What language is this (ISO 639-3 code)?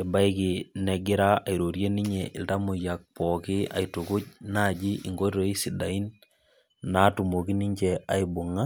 mas